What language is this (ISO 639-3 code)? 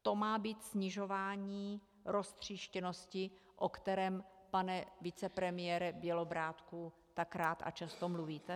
ces